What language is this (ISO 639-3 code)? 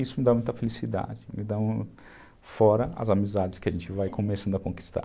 por